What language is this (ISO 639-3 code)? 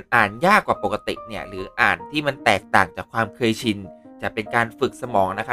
tha